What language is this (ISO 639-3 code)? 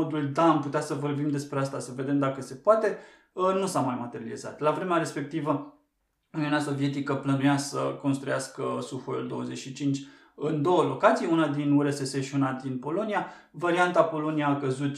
ron